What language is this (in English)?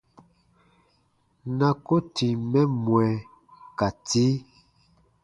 Baatonum